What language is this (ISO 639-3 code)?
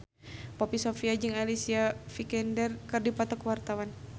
sun